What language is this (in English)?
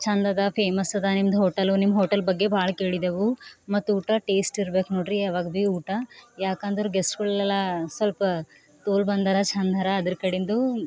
Kannada